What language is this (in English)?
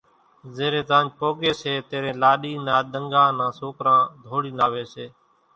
Kachi Koli